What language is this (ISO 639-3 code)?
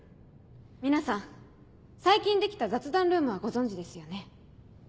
jpn